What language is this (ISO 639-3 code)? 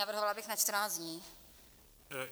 ces